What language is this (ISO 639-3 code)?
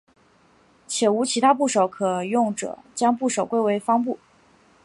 zho